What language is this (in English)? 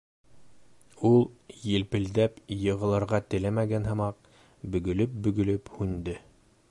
Bashkir